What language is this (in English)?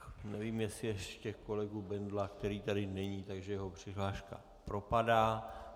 Czech